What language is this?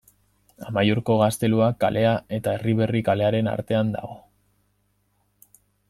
Basque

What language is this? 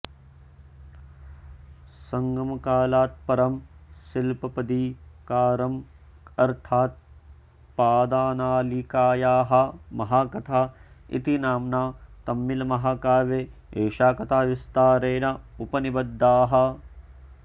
Sanskrit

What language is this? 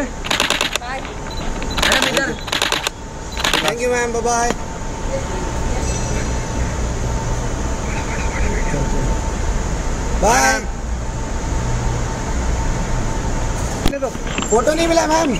Hindi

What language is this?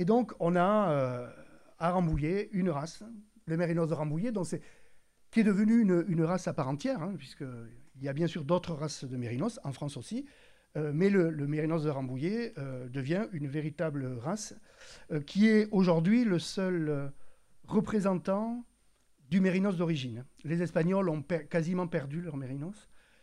French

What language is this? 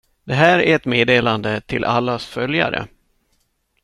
Swedish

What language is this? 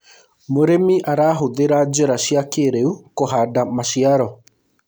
Kikuyu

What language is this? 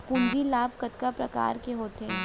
Chhattisgarhi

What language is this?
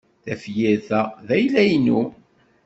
Kabyle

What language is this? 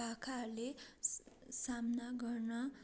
Nepali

